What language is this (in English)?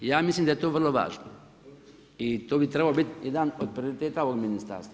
Croatian